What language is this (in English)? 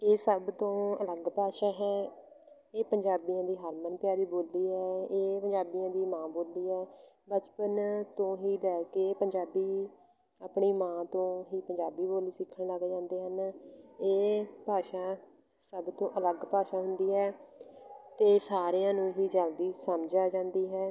Punjabi